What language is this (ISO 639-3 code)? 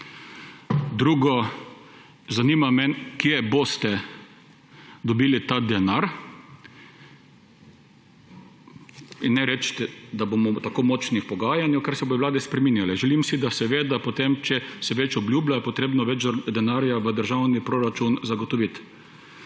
slv